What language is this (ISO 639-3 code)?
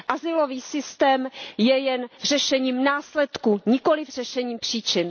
ces